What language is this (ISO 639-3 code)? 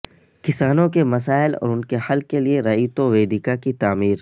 urd